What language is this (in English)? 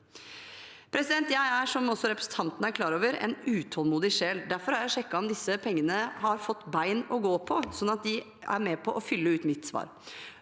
Norwegian